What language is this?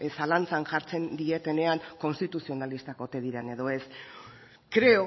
Basque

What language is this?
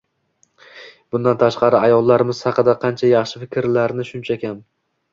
Uzbek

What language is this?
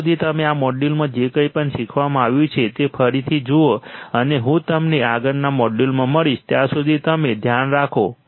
Gujarati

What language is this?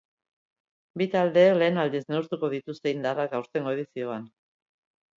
Basque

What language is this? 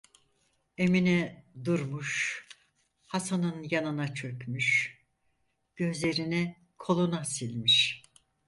Turkish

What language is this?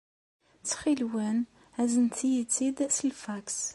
Kabyle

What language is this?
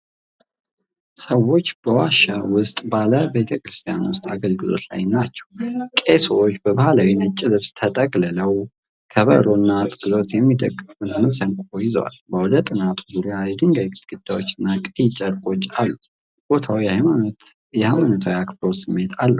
Amharic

